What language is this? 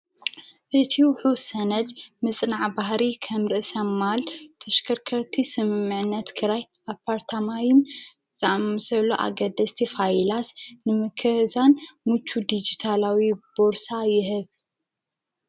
Tigrinya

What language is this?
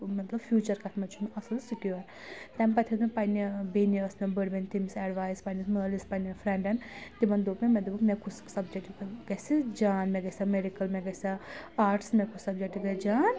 Kashmiri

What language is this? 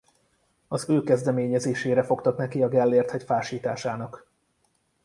Hungarian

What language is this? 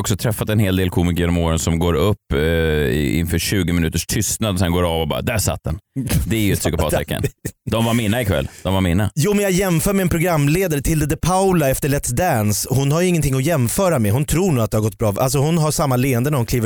Swedish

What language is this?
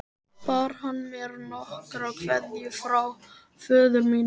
Icelandic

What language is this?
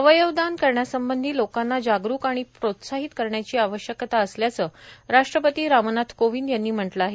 Marathi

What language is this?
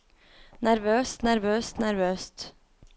Norwegian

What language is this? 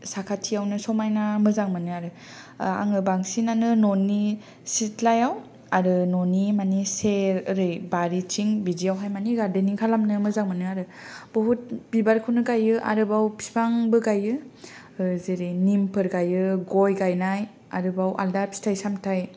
Bodo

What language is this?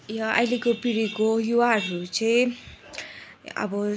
Nepali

